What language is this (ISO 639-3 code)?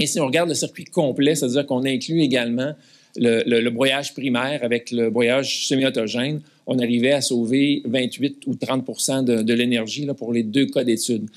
fra